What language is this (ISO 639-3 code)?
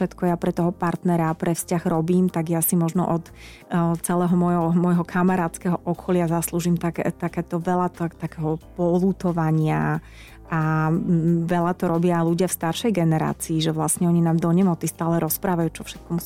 slk